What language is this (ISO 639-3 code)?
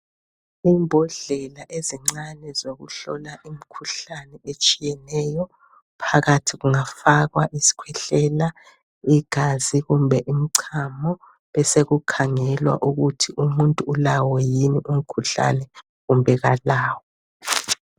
nde